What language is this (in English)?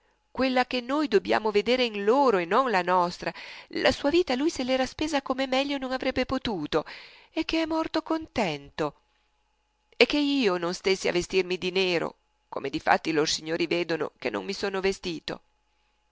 Italian